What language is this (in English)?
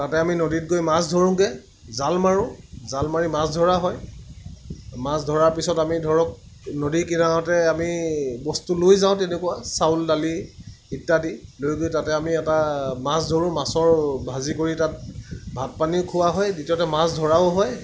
Assamese